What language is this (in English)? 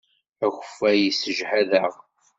Kabyle